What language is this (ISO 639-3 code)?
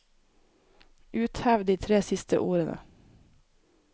nor